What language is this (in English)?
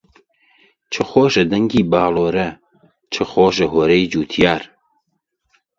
Central Kurdish